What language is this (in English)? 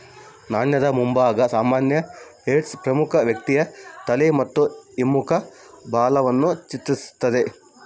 Kannada